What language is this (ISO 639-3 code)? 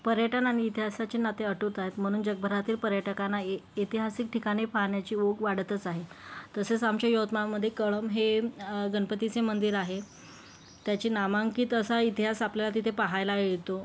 mar